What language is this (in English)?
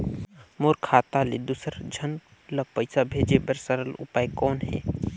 Chhattisgarhi